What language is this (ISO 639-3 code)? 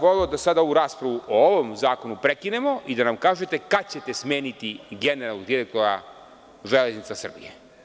srp